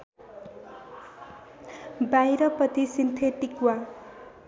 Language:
Nepali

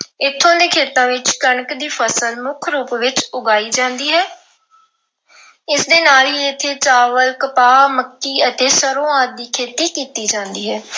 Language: Punjabi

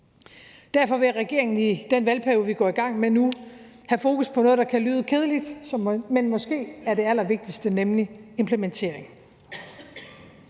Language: Danish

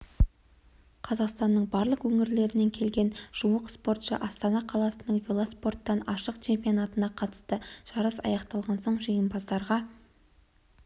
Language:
Kazakh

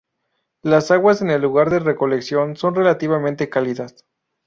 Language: Spanish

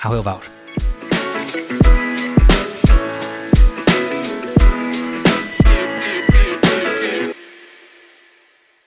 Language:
Welsh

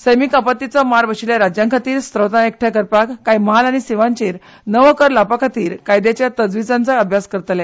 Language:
Konkani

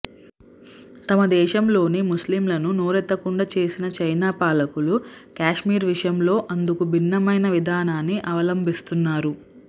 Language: Telugu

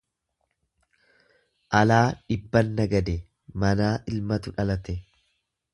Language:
Oromo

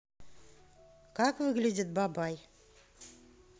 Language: Russian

